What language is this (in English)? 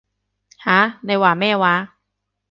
Cantonese